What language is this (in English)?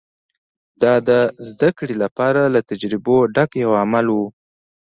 Pashto